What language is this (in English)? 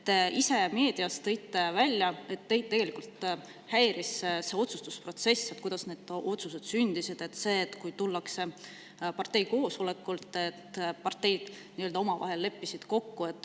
Estonian